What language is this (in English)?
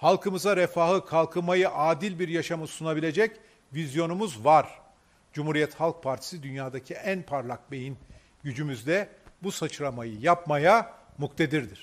Turkish